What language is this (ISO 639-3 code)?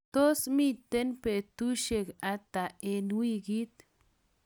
kln